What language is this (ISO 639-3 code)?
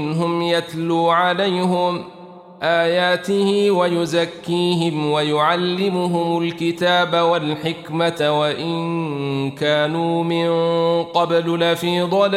ara